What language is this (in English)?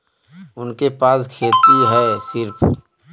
Bhojpuri